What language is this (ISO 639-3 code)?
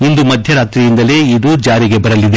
kan